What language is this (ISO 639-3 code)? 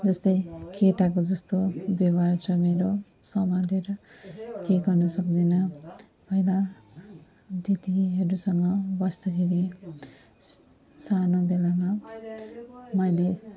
nep